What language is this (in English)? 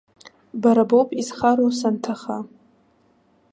Abkhazian